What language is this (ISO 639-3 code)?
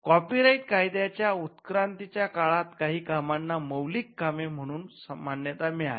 mar